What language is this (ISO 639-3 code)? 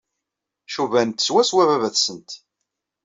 kab